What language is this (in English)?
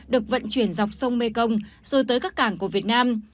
Vietnamese